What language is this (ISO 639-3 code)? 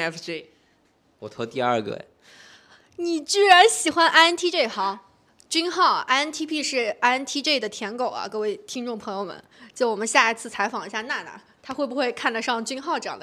zho